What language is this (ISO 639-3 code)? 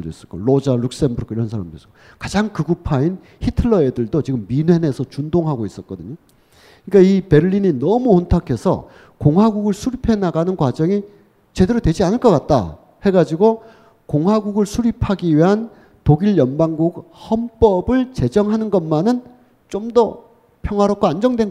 kor